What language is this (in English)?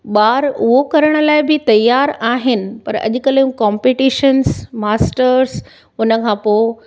Sindhi